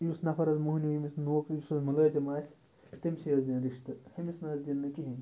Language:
Kashmiri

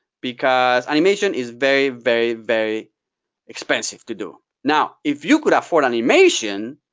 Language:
English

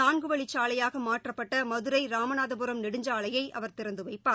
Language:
Tamil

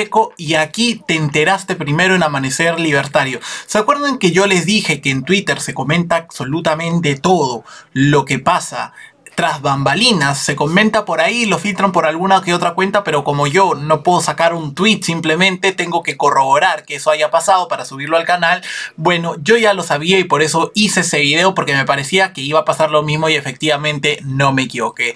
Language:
Spanish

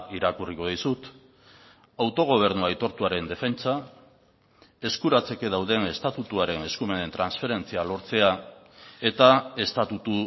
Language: Basque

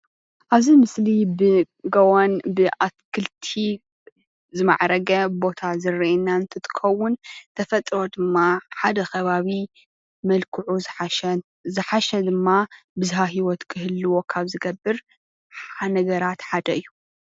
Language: Tigrinya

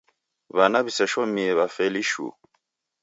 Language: Taita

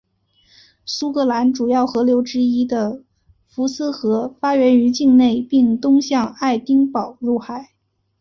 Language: Chinese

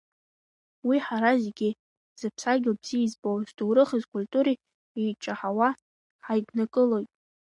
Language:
Abkhazian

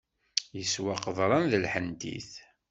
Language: Kabyle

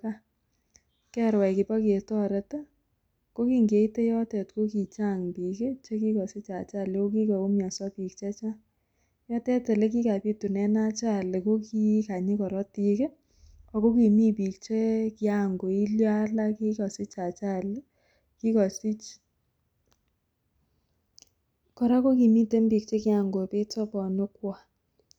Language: Kalenjin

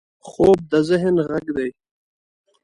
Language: Pashto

